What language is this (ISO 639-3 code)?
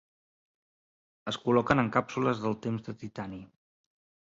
cat